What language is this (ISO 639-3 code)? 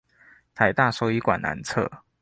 zho